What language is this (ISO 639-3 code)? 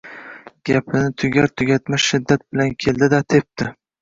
uzb